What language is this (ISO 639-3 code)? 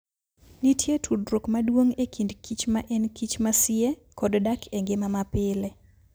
luo